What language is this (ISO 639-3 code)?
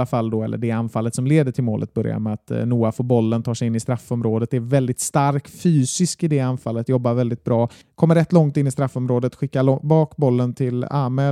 swe